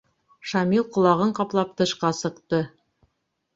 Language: Bashkir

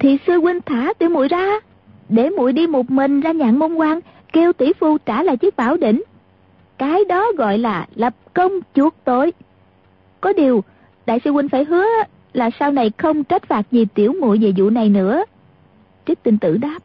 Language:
Vietnamese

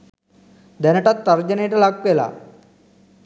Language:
Sinhala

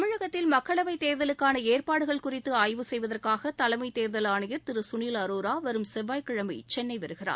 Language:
Tamil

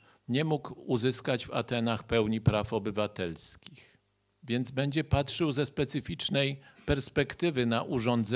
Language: Polish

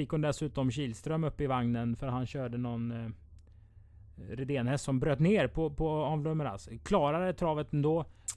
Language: Swedish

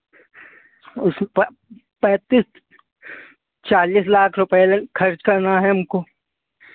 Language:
Hindi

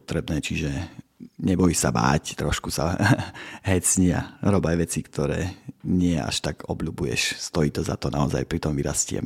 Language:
Slovak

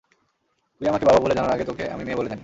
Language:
Bangla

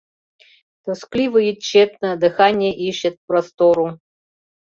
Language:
Mari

